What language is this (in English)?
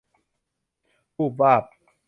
Thai